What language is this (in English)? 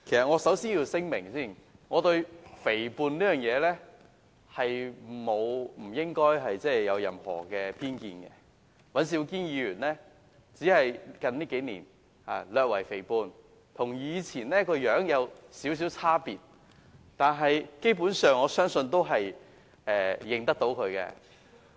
Cantonese